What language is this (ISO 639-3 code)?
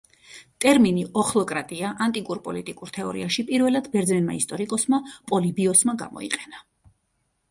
kat